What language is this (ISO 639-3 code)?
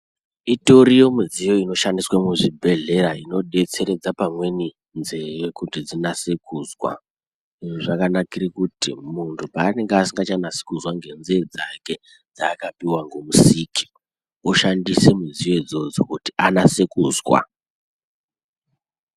ndc